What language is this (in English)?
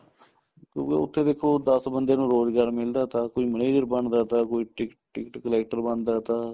Punjabi